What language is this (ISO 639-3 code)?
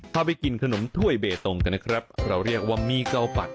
tha